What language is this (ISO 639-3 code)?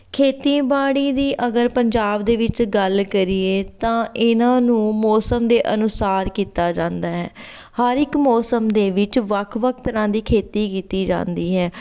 pan